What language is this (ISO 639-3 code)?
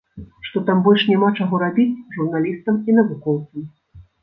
bel